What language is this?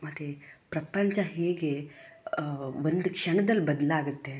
Kannada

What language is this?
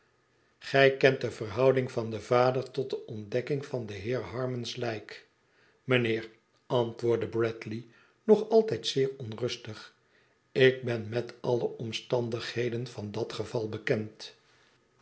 Dutch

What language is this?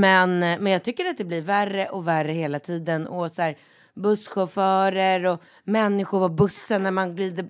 Swedish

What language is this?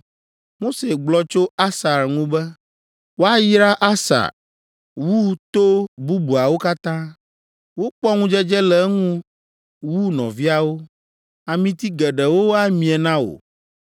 Ewe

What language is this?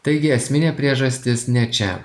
Lithuanian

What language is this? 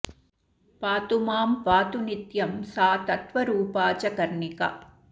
Sanskrit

